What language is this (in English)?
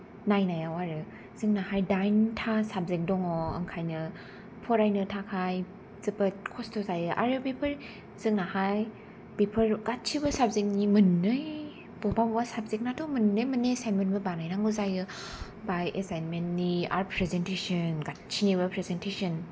Bodo